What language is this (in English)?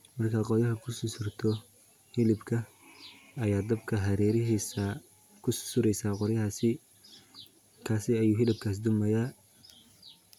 Somali